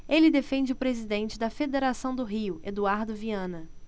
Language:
Portuguese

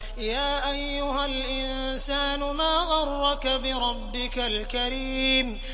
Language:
Arabic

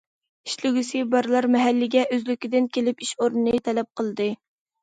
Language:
Uyghur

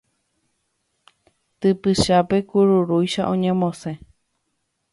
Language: Guarani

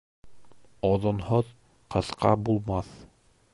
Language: Bashkir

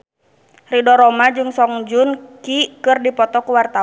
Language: Sundanese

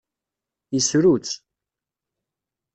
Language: Kabyle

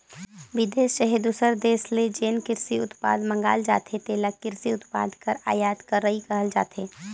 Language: Chhattisgarhi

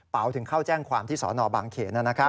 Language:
Thai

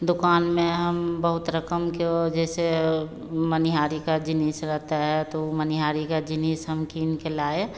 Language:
Hindi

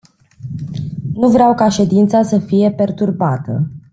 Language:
Romanian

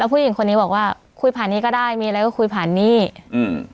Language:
Thai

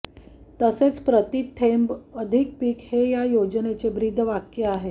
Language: Marathi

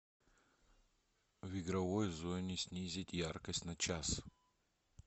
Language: Russian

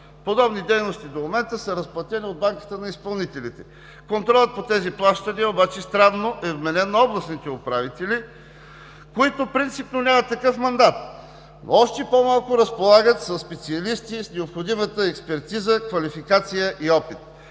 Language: Bulgarian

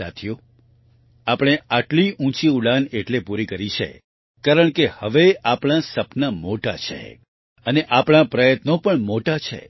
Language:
Gujarati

